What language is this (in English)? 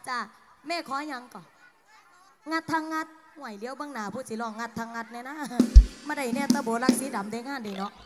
Thai